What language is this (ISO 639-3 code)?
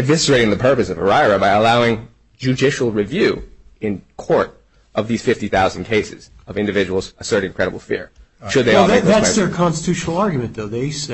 eng